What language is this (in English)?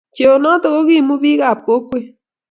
Kalenjin